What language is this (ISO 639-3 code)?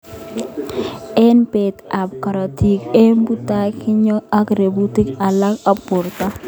kln